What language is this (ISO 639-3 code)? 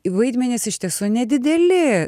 lit